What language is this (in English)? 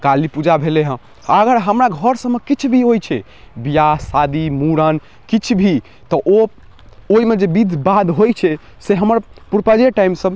Maithili